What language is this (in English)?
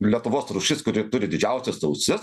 Lithuanian